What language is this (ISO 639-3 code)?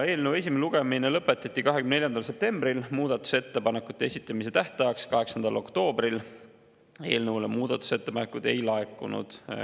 est